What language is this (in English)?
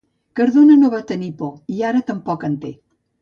Catalan